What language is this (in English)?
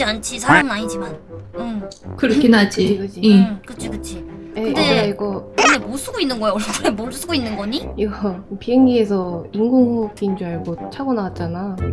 Korean